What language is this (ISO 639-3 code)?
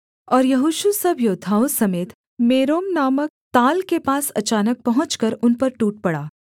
hin